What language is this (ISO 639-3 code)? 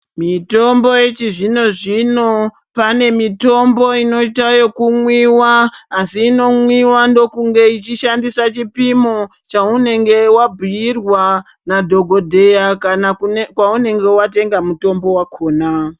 ndc